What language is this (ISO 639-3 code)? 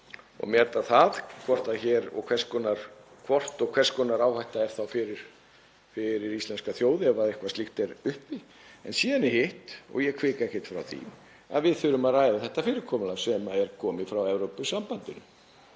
isl